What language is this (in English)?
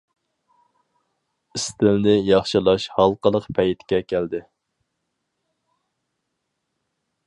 Uyghur